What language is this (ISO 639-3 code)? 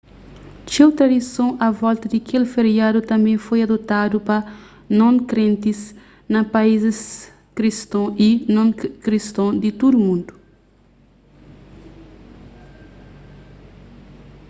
kea